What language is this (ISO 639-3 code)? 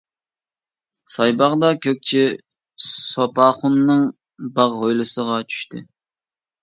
uig